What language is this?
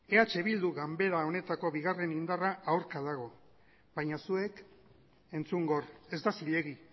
Basque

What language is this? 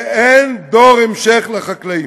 Hebrew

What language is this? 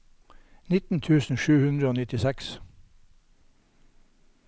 Norwegian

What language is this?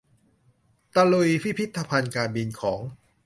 Thai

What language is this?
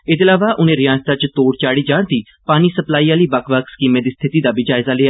Dogri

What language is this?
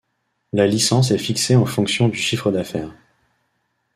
French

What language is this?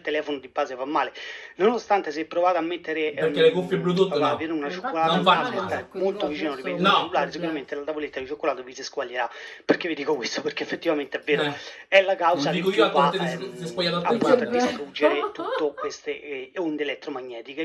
Italian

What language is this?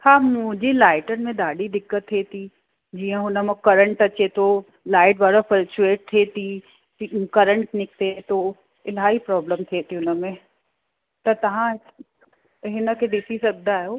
Sindhi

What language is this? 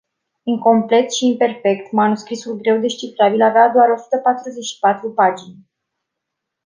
Romanian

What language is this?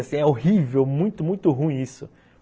Portuguese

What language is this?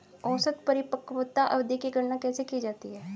Hindi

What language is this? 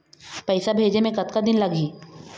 Chhattisgarhi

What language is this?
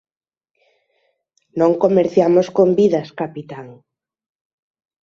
Galician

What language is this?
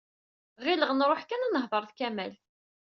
Kabyle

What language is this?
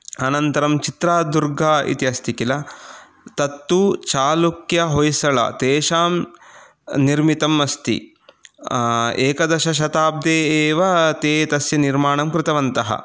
Sanskrit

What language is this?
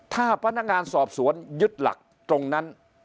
Thai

